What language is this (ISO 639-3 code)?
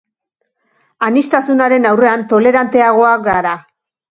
eus